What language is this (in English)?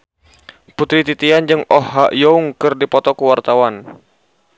Sundanese